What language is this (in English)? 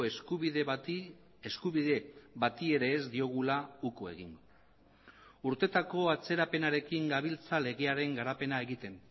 Basque